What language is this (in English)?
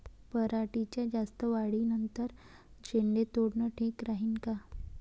Marathi